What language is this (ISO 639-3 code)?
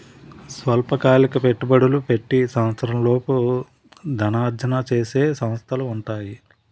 tel